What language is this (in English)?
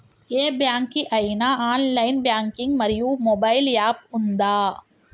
Telugu